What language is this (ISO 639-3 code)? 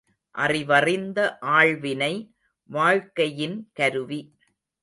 tam